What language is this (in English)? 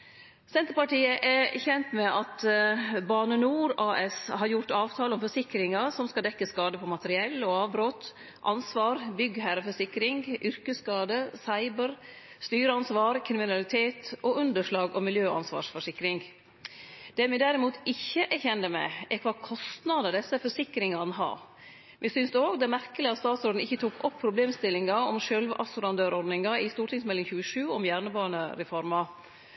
Norwegian Nynorsk